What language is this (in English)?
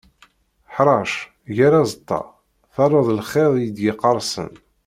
Kabyle